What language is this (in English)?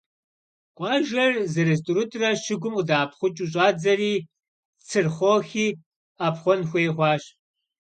Kabardian